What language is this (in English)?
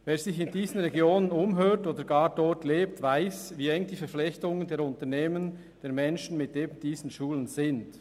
Swiss German